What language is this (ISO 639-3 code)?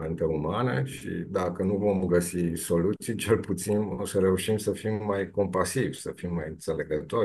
ron